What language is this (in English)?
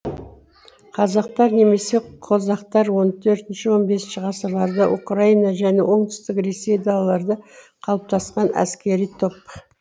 Kazakh